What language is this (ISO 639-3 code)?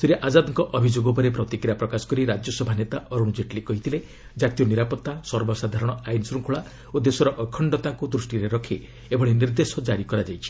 ori